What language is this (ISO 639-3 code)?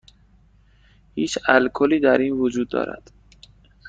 fas